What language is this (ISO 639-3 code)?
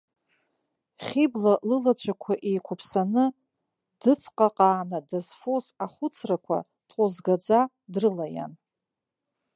abk